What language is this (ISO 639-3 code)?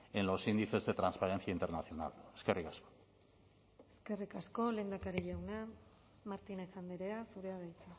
eus